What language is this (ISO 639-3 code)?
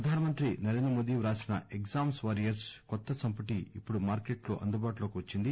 tel